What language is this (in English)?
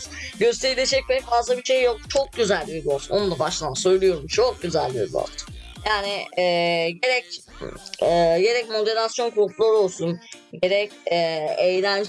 Turkish